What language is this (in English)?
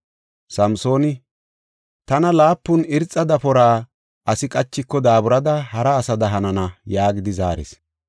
Gofa